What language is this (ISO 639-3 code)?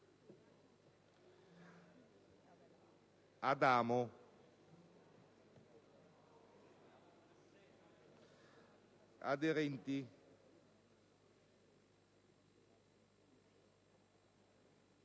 ita